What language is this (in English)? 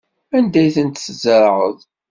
Kabyle